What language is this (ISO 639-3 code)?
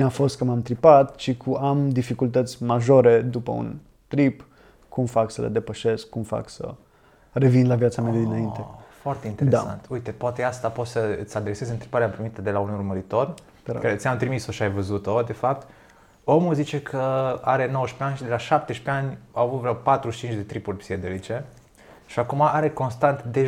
ron